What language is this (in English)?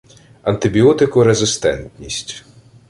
Ukrainian